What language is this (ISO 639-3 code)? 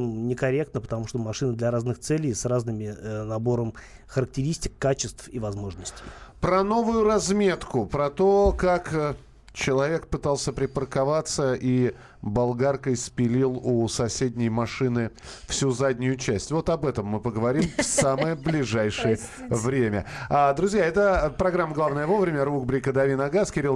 rus